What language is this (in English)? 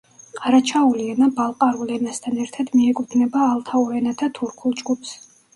Georgian